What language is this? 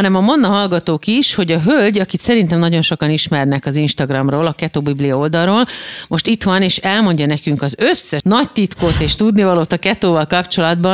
Hungarian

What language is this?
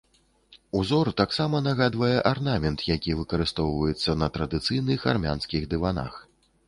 Belarusian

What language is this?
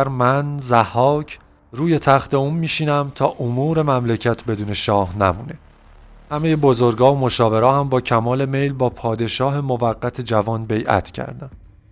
Persian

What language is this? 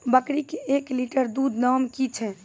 Maithili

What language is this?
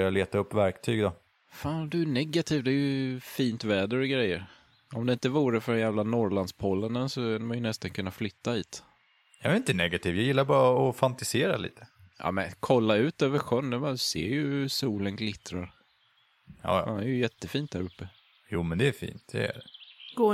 Swedish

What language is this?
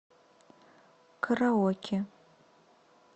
Russian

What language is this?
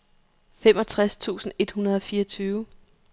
Danish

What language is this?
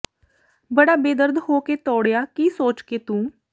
Punjabi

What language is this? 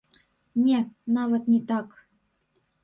Belarusian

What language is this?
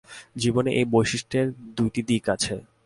Bangla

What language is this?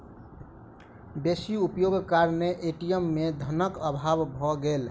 Maithili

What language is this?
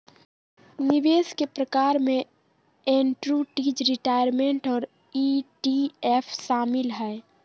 Magahi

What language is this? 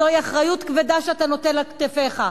Hebrew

